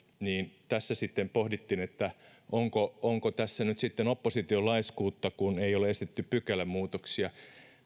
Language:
Finnish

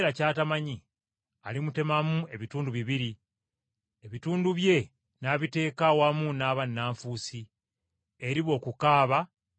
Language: Ganda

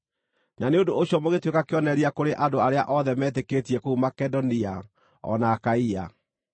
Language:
Kikuyu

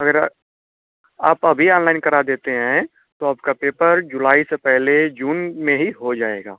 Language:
Hindi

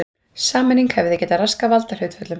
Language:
Icelandic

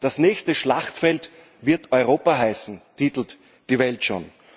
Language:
German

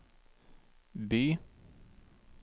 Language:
Norwegian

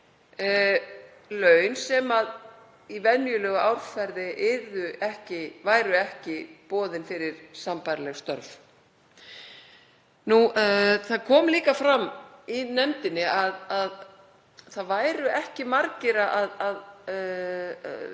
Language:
Icelandic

